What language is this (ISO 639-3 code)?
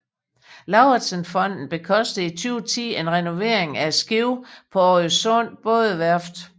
dan